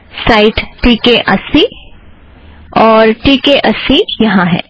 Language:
Hindi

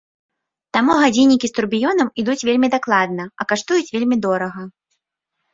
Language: Belarusian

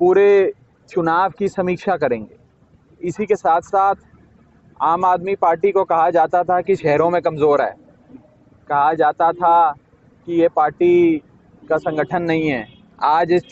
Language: Hindi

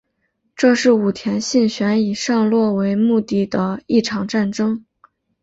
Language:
Chinese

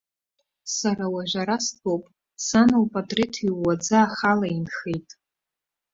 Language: Abkhazian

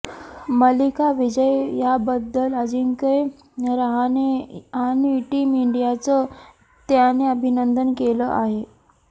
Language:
Marathi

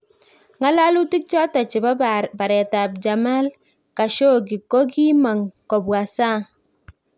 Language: Kalenjin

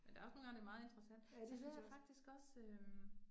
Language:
Danish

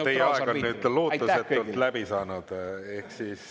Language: Estonian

